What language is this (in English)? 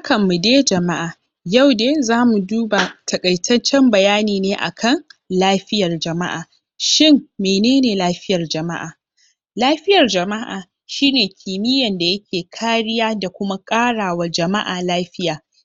Hausa